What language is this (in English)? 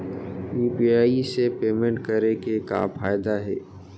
Chhattisgarhi